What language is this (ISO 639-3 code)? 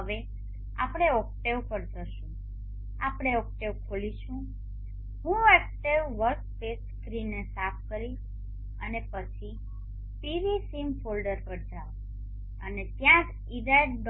guj